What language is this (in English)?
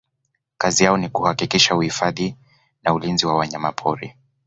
Swahili